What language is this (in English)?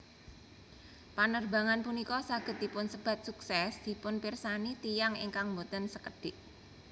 Javanese